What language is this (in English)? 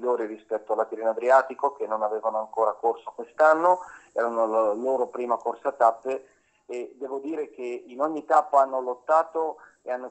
Italian